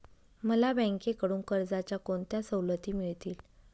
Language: Marathi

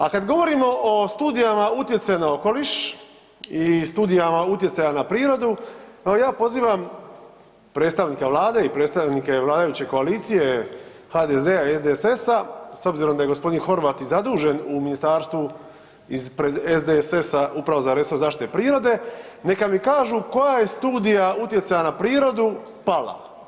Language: Croatian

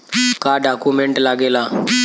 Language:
Bhojpuri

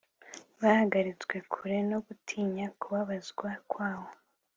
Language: Kinyarwanda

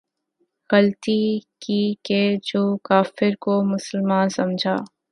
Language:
Urdu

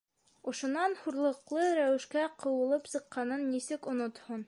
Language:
Bashkir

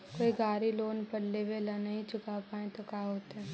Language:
Magahi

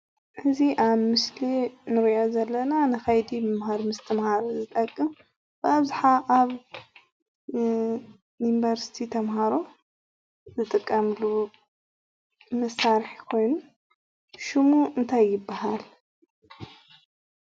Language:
Tigrinya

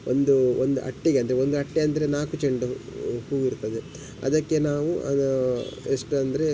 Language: Kannada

